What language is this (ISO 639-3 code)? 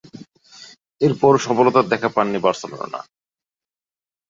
ben